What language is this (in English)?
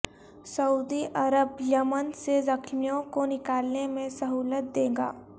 Urdu